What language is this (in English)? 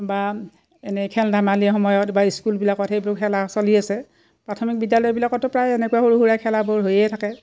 Assamese